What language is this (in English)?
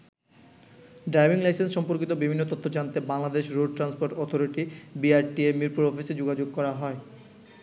Bangla